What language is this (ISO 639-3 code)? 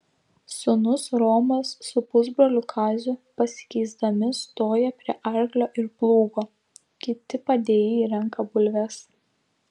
lit